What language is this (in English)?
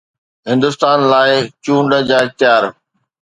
Sindhi